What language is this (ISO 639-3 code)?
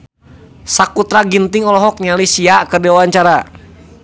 sun